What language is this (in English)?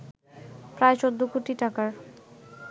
Bangla